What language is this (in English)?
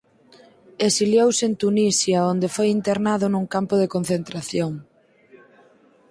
Galician